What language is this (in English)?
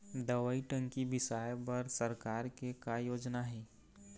Chhattisgarhi